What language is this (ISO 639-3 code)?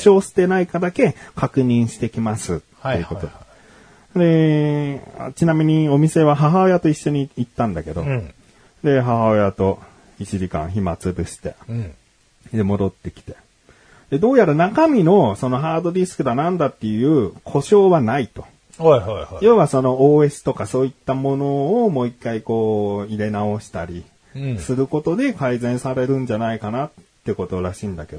jpn